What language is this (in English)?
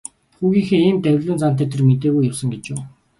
Mongolian